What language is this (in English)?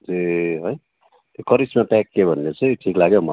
Nepali